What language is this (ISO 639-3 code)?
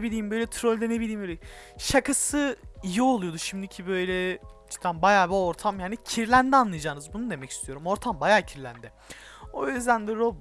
tur